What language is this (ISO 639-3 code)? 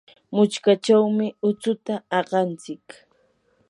qur